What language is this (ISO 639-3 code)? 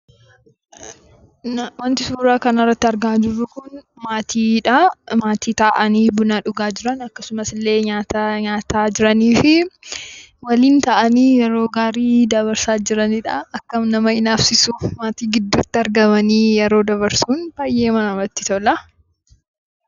orm